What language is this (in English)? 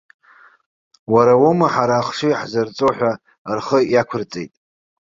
Abkhazian